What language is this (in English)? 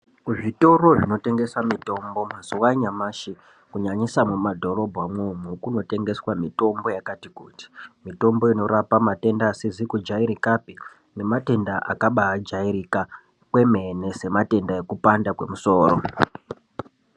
Ndau